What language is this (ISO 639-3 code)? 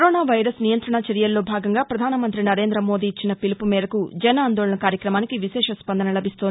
tel